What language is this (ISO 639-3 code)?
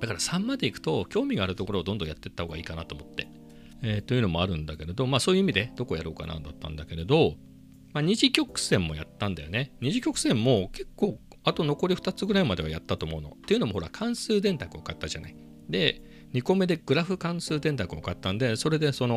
jpn